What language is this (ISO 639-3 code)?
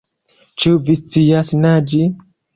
epo